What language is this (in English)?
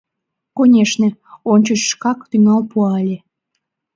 Mari